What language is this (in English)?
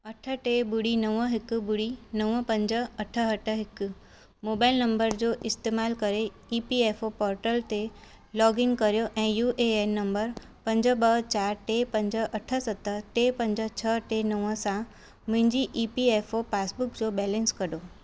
Sindhi